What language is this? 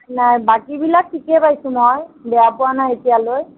Assamese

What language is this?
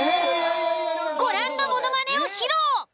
Japanese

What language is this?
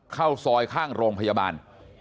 Thai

